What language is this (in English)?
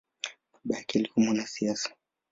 Swahili